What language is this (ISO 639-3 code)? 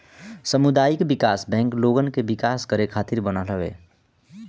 bho